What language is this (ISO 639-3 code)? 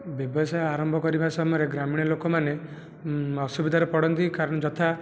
ori